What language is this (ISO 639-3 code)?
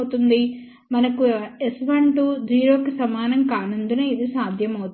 tel